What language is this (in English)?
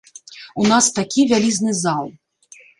Belarusian